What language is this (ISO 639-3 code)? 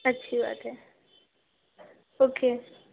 urd